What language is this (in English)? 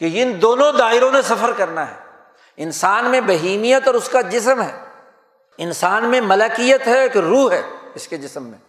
Urdu